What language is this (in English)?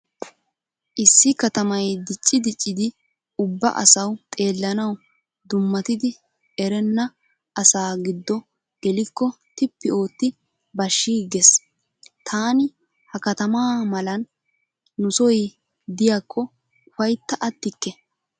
Wolaytta